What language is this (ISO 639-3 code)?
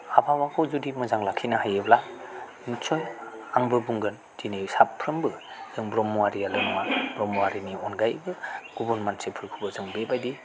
brx